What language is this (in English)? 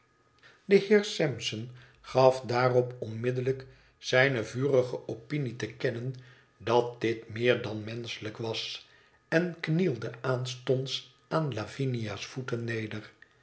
Dutch